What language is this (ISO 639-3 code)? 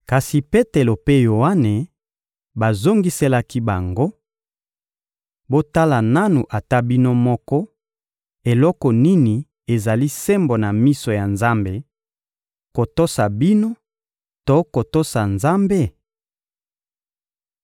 lin